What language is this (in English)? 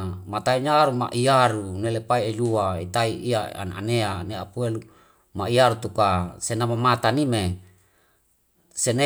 Wemale